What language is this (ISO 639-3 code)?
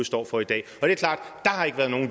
dan